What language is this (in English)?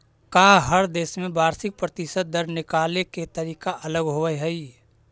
Magahi